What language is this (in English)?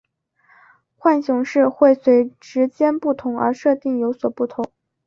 Chinese